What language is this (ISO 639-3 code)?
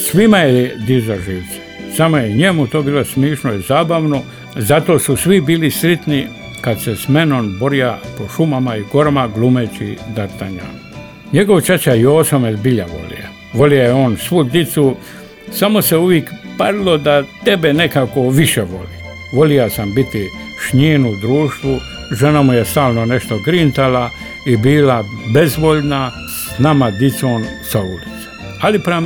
hrv